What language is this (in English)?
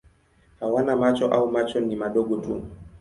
Swahili